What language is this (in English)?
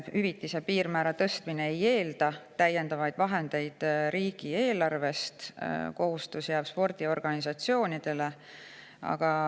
Estonian